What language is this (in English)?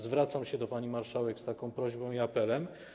Polish